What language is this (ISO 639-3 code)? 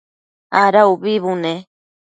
mcf